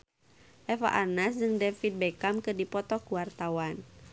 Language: Sundanese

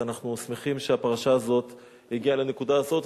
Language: Hebrew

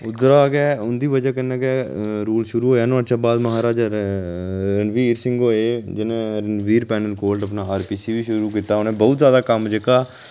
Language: Dogri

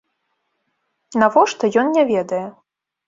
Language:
Belarusian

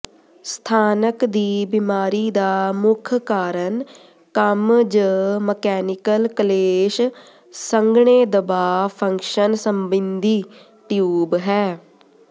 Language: Punjabi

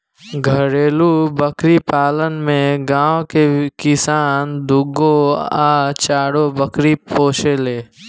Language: Bhojpuri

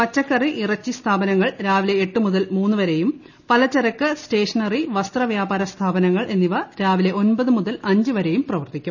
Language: Malayalam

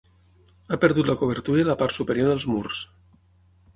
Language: Catalan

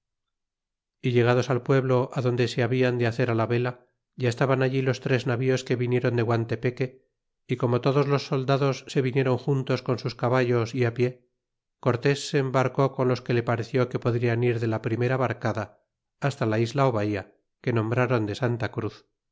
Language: Spanish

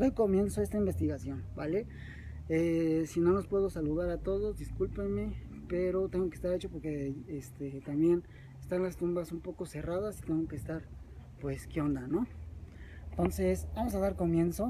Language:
Spanish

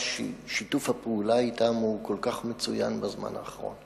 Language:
Hebrew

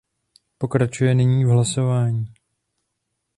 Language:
Czech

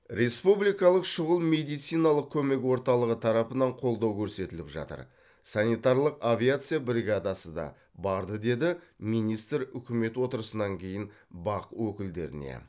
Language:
Kazakh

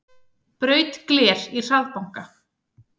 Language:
Icelandic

